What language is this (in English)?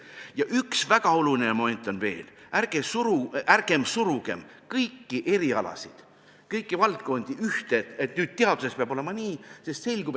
Estonian